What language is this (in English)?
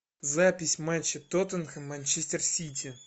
Russian